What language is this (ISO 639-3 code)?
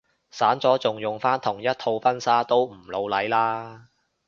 yue